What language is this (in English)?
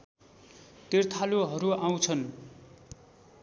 Nepali